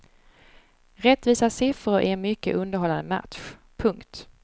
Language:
Swedish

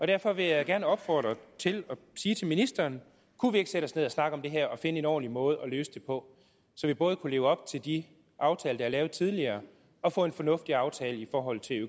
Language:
Danish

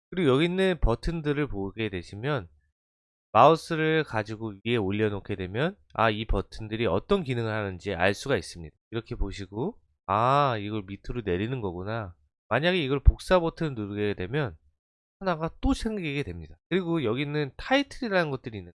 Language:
Korean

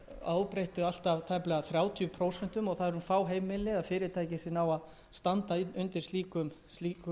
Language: Icelandic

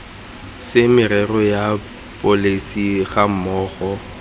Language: Tswana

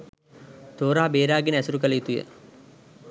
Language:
Sinhala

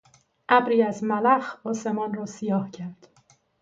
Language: Persian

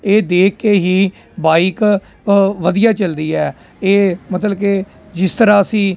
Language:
Punjabi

